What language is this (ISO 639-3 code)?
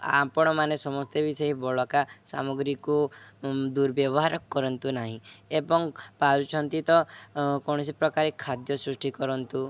ori